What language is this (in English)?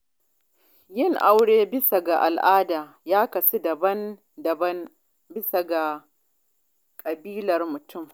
Hausa